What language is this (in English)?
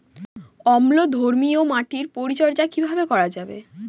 Bangla